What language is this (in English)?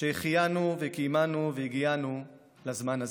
Hebrew